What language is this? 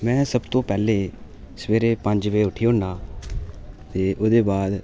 Dogri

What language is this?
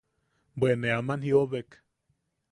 Yaqui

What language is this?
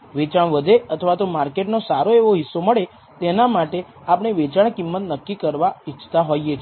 Gujarati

